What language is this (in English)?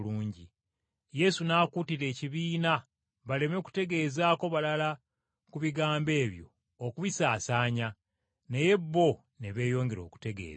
Ganda